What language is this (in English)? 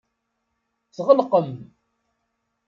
Kabyle